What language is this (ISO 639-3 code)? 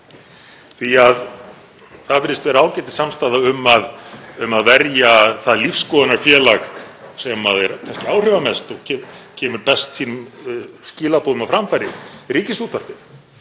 isl